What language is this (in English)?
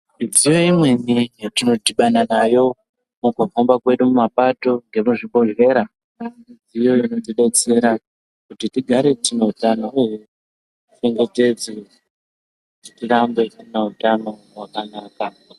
Ndau